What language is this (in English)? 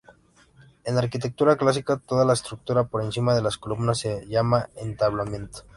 Spanish